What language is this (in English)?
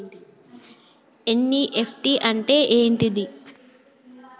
Telugu